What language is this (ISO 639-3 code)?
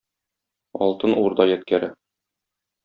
tat